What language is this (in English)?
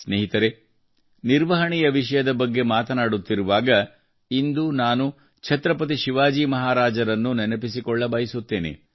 Kannada